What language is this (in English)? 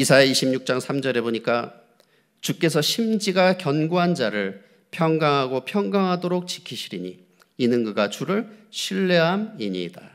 Korean